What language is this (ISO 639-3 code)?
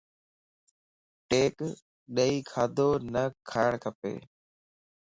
lss